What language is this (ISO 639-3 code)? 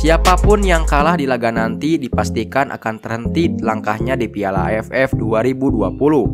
ind